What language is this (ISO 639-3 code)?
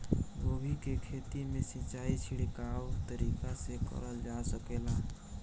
bho